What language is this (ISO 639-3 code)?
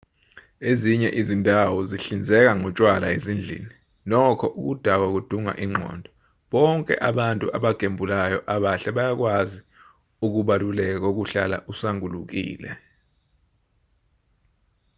zul